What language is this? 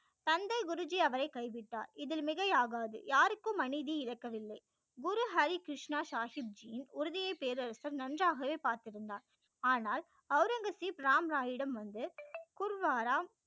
Tamil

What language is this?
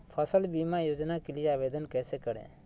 Magahi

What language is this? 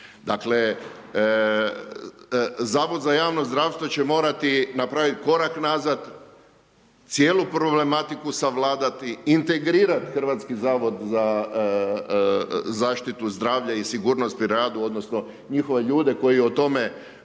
Croatian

